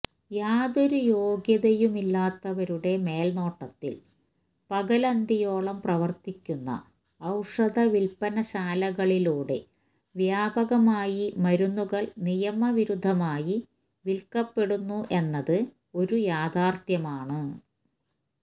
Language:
Malayalam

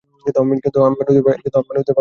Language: Bangla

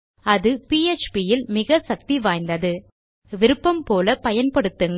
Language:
Tamil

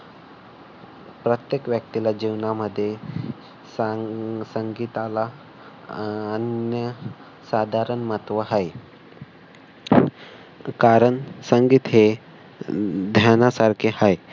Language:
Marathi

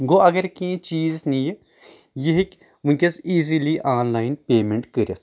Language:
Kashmiri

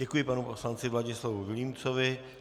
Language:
Czech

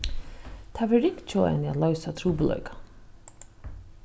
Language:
Faroese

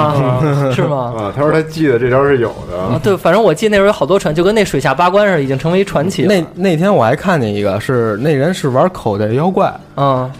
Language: Chinese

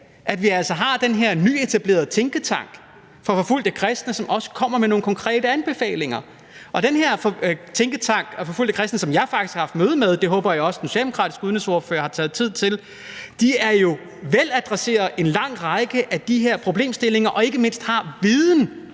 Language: Danish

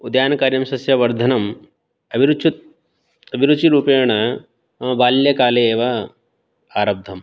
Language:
Sanskrit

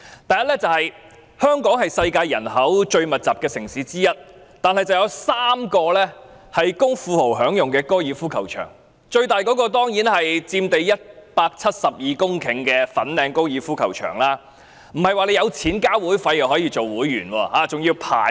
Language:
Cantonese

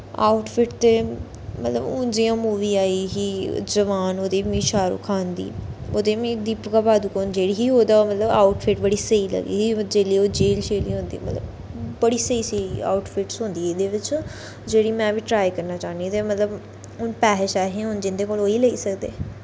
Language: Dogri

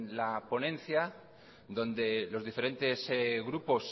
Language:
Spanish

